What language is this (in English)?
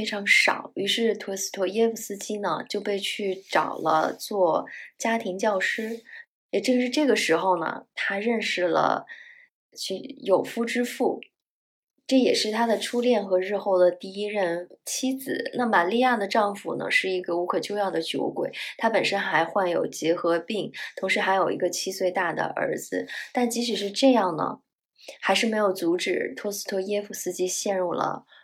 Chinese